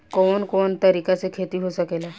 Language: Bhojpuri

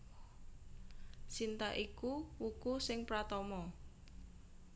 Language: Javanese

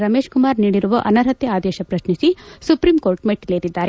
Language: Kannada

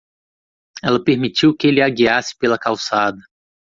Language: Portuguese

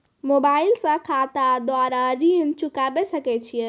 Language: Maithili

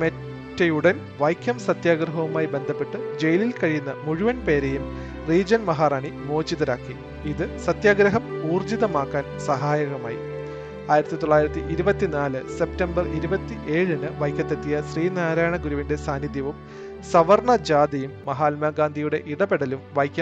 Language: Malayalam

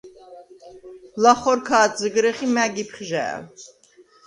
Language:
Svan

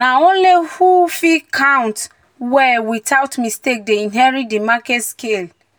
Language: Nigerian Pidgin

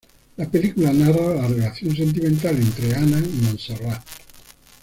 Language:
Spanish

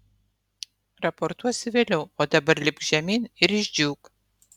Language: Lithuanian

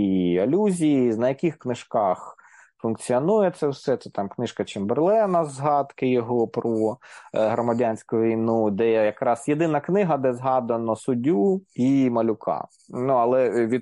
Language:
Ukrainian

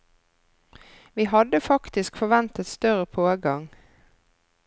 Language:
Norwegian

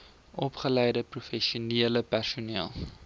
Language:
Afrikaans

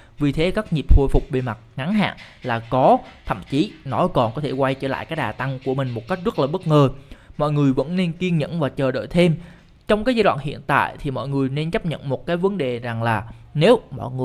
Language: Vietnamese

